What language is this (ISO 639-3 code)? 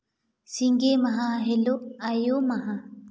sat